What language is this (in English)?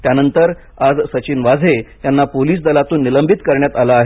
Marathi